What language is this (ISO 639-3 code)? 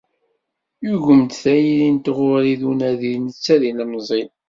kab